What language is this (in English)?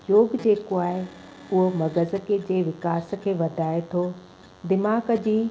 Sindhi